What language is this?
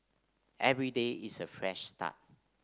English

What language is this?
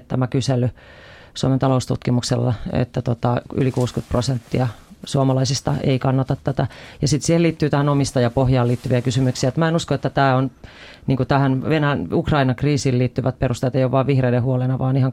Finnish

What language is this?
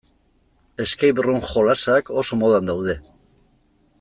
Basque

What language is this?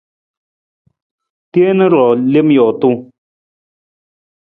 Nawdm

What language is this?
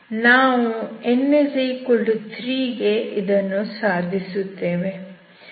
Kannada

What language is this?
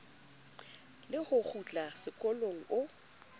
Southern Sotho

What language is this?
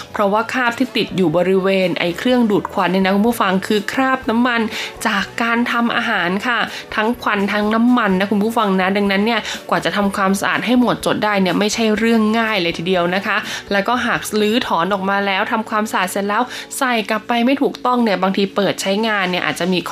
Thai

